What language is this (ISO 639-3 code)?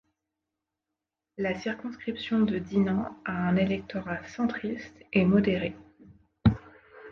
fra